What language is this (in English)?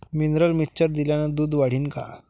Marathi